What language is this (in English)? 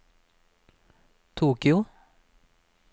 Norwegian